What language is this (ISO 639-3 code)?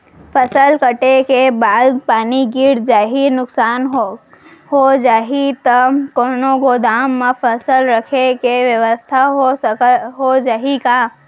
hne